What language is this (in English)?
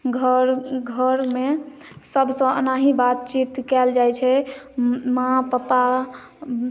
Maithili